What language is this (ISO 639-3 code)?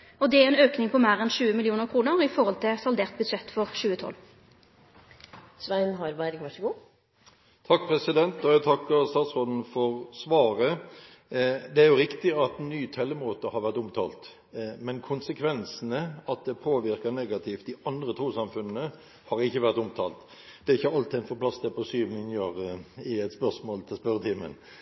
nor